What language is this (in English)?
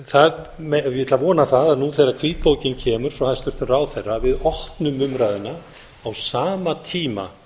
Icelandic